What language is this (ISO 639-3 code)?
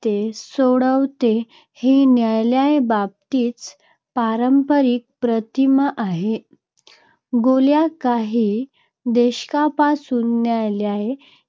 mar